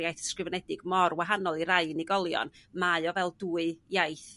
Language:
Welsh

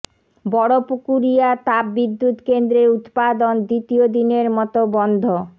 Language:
Bangla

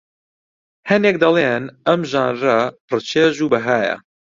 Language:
Central Kurdish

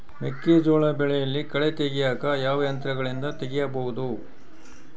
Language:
Kannada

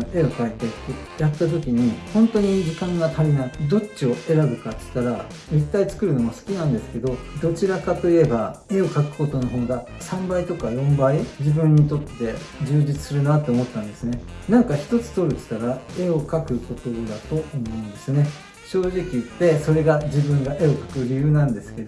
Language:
Japanese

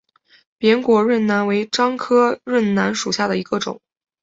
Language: Chinese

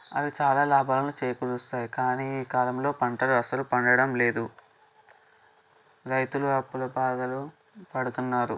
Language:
Telugu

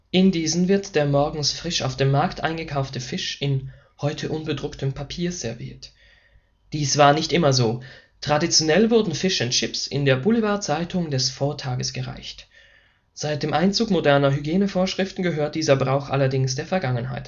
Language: German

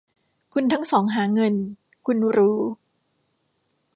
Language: Thai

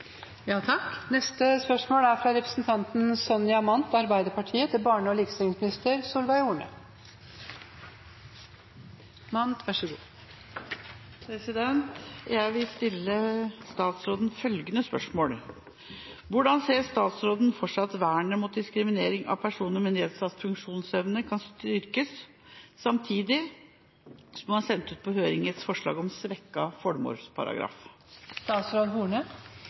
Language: Norwegian Bokmål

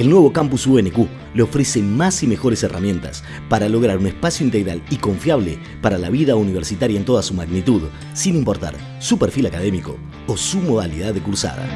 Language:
Spanish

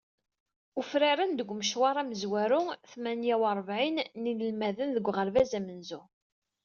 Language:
Kabyle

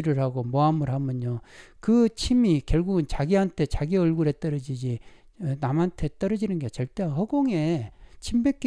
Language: Korean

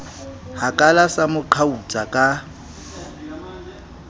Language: Southern Sotho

